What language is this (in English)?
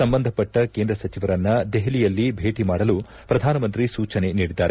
Kannada